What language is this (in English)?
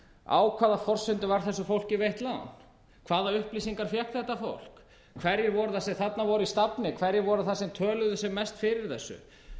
Icelandic